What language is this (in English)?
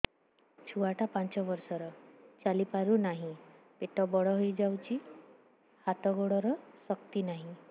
Odia